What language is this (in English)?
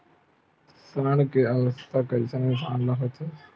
Chhattisgarhi